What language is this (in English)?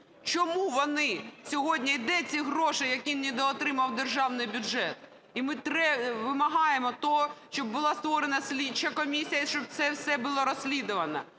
Ukrainian